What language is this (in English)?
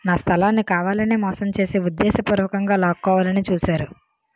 Telugu